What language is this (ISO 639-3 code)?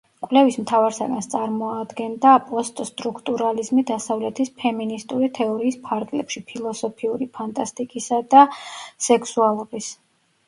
kat